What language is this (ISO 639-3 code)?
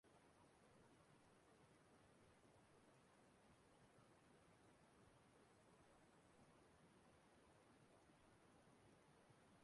ibo